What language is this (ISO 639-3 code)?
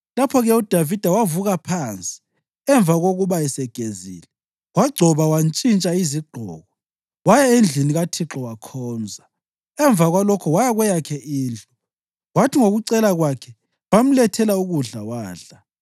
nde